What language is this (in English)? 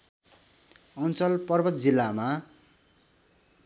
Nepali